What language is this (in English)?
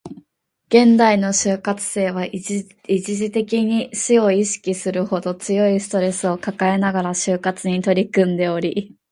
Japanese